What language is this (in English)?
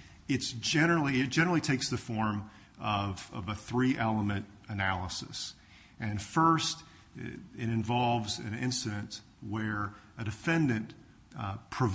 English